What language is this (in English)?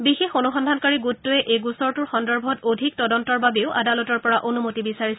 Assamese